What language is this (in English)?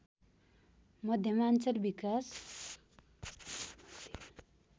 Nepali